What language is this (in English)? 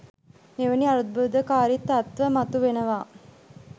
Sinhala